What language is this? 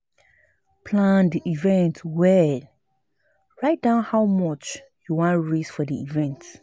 Nigerian Pidgin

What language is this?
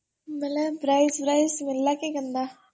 Odia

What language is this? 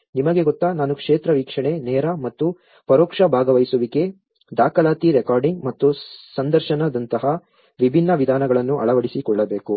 Kannada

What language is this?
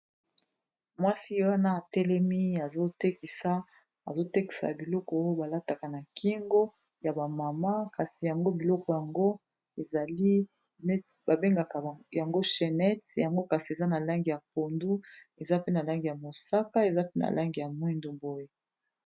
Lingala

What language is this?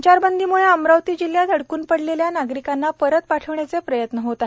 Marathi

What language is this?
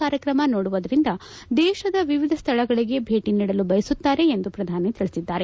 Kannada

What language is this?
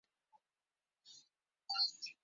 Uzbek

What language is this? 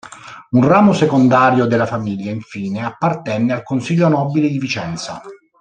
Italian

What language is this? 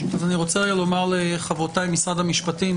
Hebrew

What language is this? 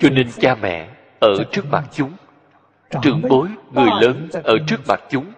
Vietnamese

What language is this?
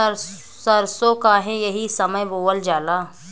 Bhojpuri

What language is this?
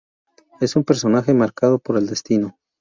Spanish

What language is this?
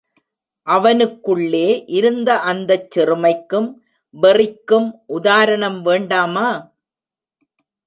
Tamil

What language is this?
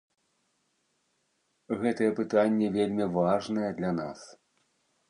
Belarusian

